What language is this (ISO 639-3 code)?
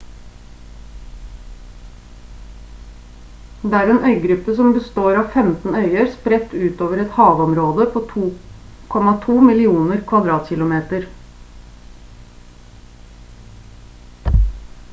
nob